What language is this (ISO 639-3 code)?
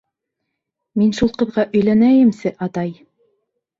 bak